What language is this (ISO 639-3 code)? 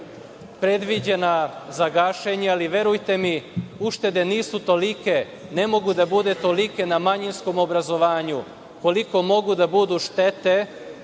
srp